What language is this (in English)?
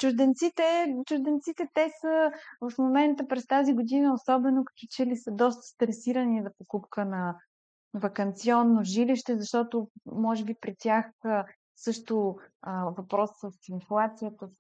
Bulgarian